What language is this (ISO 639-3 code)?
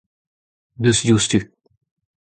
bre